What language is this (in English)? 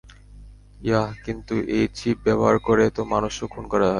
Bangla